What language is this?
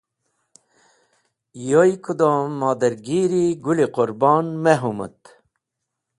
Wakhi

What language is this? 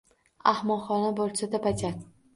Uzbek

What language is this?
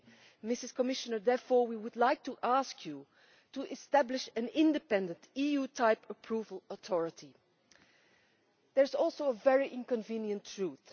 English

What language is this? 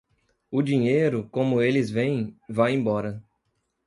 Portuguese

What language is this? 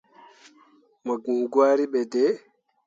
Mundang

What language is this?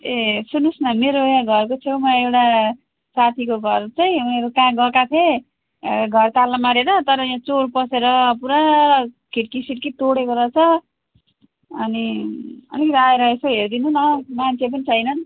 Nepali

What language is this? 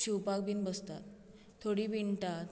Konkani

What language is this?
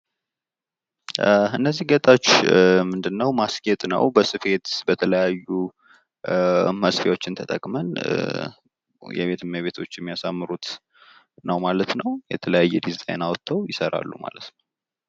Amharic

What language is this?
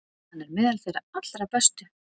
Icelandic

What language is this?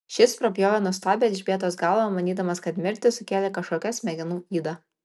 Lithuanian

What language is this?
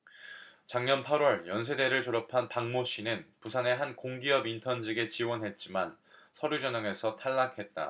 Korean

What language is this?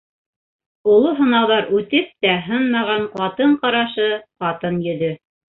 Bashkir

